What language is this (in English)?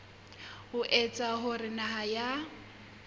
Southern Sotho